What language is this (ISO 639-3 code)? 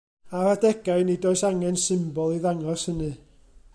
cym